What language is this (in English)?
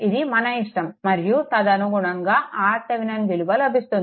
Telugu